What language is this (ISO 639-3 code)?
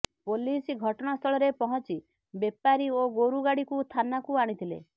ori